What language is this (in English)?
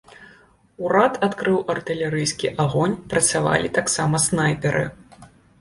Belarusian